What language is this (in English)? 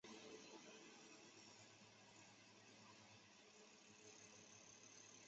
Chinese